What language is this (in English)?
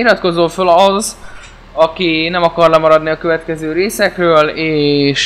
Hungarian